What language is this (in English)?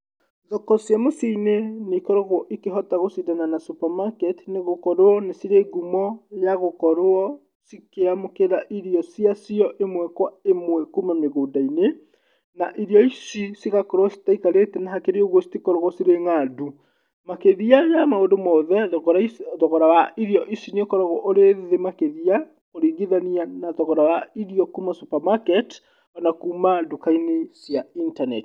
Kikuyu